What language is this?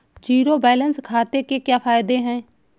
Hindi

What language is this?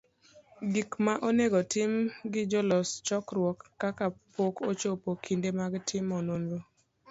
Luo (Kenya and Tanzania)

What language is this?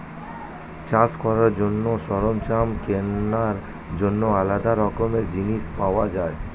Bangla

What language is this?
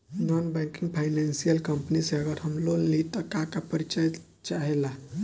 Bhojpuri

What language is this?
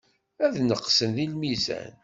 Kabyle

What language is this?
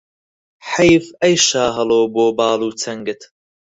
Central Kurdish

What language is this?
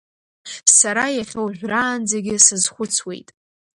Abkhazian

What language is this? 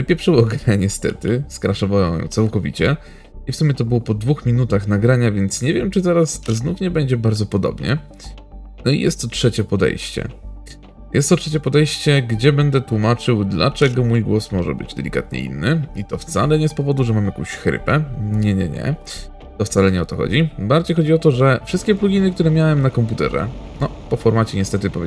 Polish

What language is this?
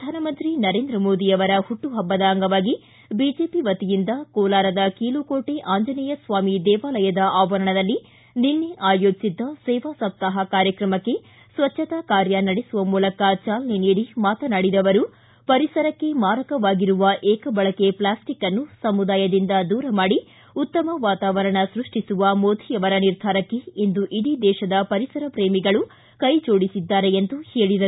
Kannada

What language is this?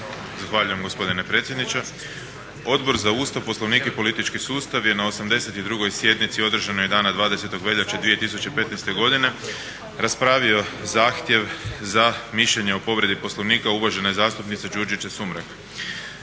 Croatian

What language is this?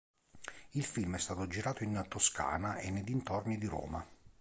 Italian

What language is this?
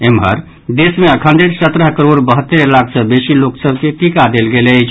Maithili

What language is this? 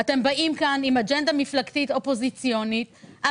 Hebrew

